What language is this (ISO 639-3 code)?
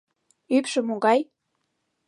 chm